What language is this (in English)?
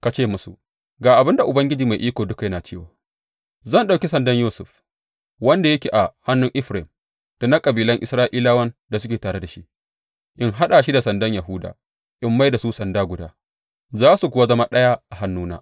Hausa